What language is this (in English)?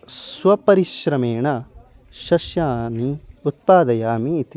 Sanskrit